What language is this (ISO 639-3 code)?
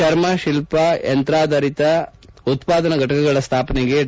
kan